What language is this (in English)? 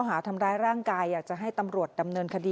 Thai